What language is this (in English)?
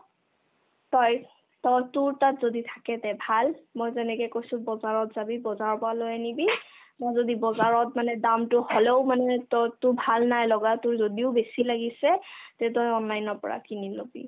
Assamese